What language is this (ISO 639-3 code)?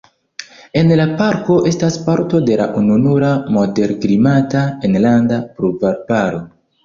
epo